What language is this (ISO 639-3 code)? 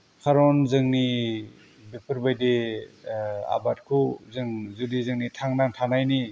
brx